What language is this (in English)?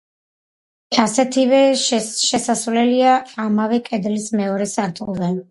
Georgian